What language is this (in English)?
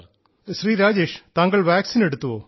Malayalam